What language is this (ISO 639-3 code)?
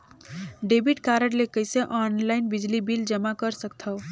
hne